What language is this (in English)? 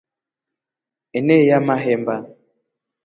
Rombo